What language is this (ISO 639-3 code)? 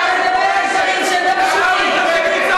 heb